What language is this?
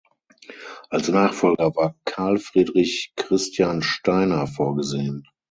German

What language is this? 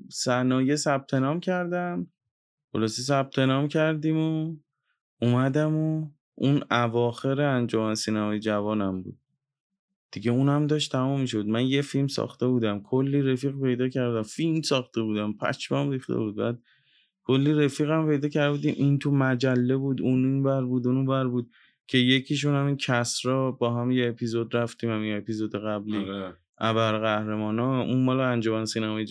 Persian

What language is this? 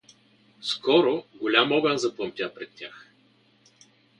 Bulgarian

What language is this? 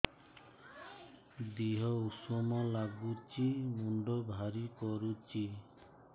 Odia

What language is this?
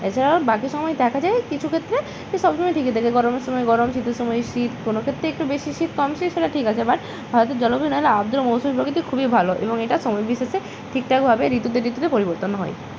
Bangla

